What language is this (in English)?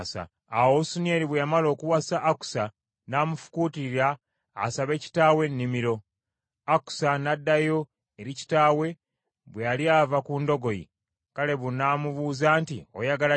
Ganda